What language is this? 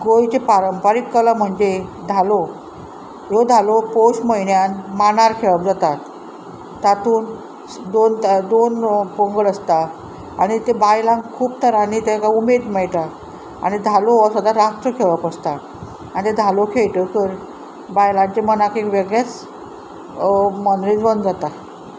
Konkani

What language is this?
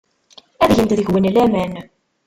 Kabyle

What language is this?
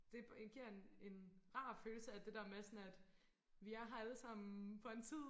Danish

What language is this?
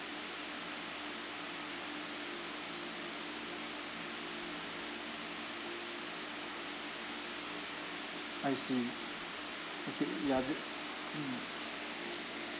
English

